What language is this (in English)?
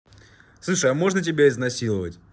Russian